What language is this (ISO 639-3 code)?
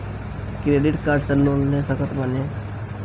bho